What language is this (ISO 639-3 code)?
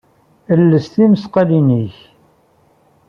kab